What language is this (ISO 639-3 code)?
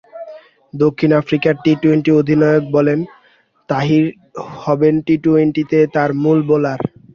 ben